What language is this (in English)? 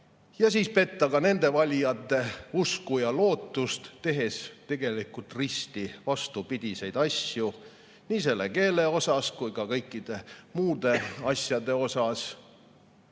Estonian